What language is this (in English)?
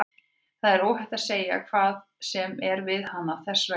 Icelandic